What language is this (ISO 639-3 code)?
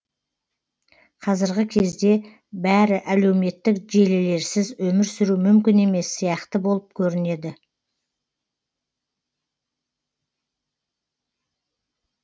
kaz